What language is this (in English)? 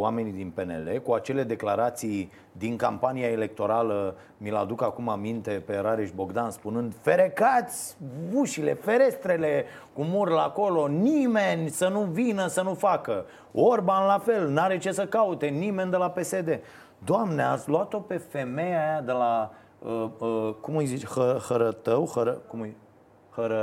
Romanian